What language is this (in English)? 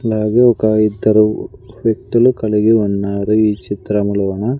Telugu